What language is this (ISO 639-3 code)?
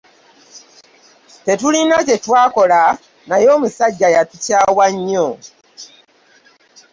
lug